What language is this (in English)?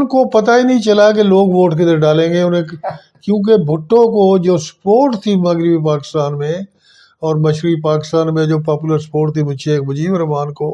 Urdu